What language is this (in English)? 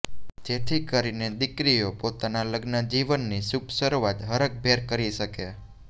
Gujarati